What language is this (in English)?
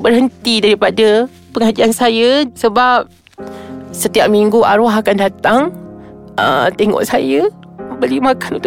Malay